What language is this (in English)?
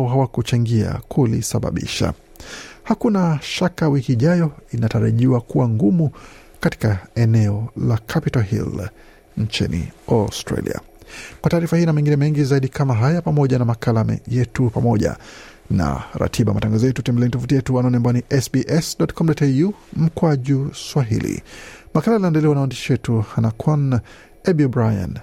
Swahili